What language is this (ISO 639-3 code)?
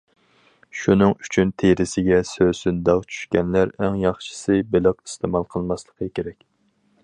uig